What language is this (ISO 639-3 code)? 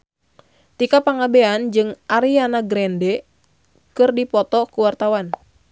sun